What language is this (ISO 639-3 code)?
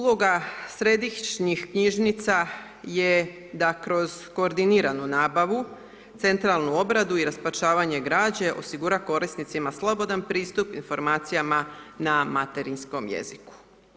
hrv